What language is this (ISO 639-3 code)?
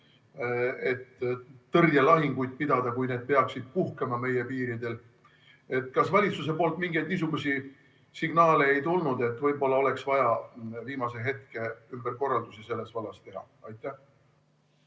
est